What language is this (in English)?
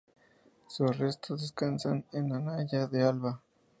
Spanish